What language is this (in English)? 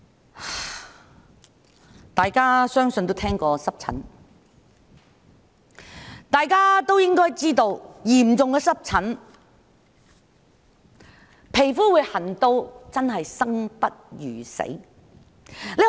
Cantonese